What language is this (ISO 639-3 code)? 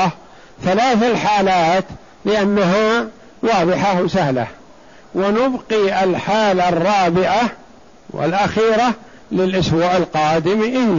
ara